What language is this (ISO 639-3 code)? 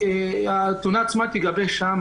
heb